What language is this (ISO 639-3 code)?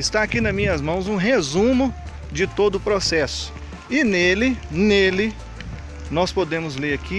por